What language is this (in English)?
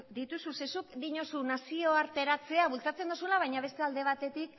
Basque